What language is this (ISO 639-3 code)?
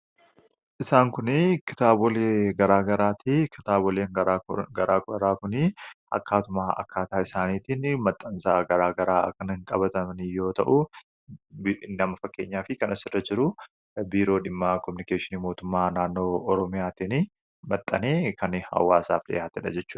orm